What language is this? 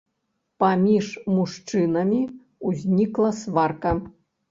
Belarusian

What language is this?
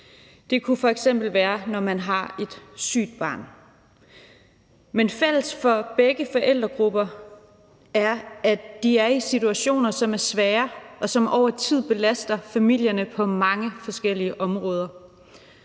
Danish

